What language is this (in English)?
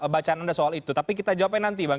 Indonesian